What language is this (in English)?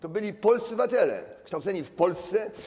Polish